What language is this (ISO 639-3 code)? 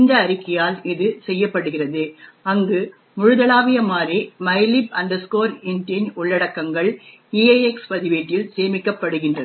tam